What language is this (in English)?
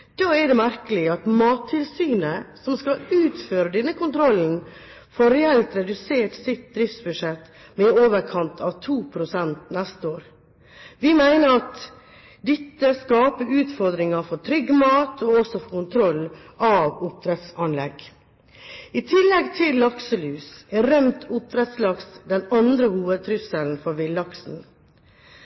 Norwegian Bokmål